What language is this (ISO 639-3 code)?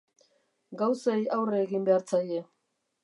eus